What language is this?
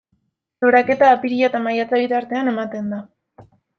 Basque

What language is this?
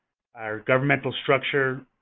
English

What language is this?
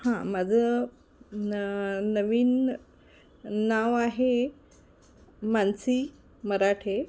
Marathi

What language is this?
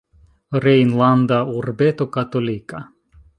Esperanto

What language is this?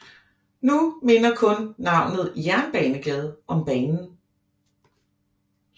Danish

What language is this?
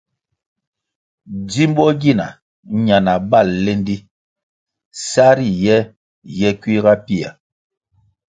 Kwasio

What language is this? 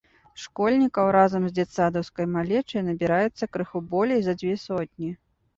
Belarusian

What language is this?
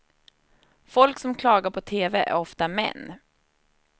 Swedish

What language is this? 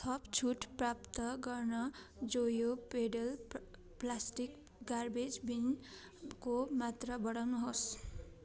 Nepali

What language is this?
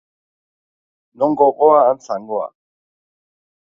Basque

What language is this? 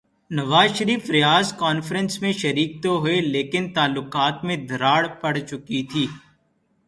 Urdu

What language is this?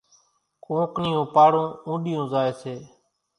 Kachi Koli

